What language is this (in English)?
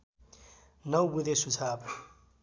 Nepali